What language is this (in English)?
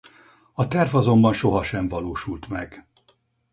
Hungarian